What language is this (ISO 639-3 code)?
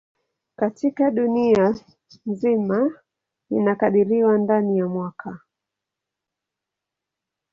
swa